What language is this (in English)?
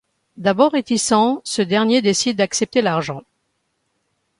French